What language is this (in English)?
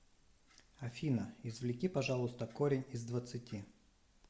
Russian